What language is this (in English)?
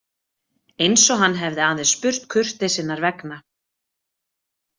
Icelandic